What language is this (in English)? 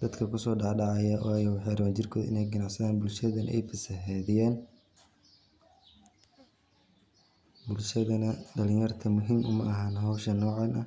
Somali